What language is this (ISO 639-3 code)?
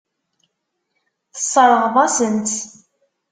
kab